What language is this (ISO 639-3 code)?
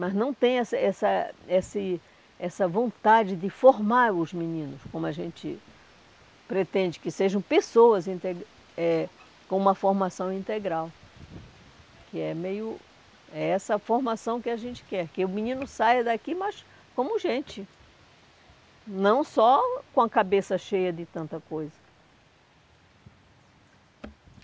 por